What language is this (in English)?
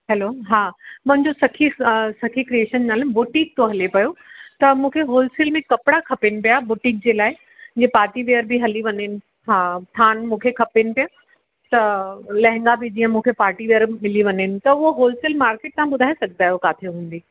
Sindhi